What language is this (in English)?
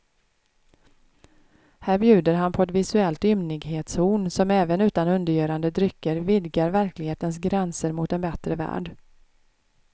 Swedish